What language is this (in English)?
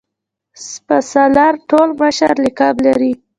Pashto